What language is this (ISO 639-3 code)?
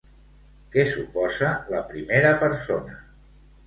cat